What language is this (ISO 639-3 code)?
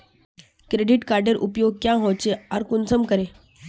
mag